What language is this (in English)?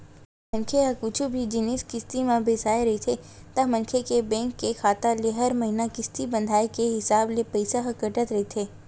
Chhattisgarhi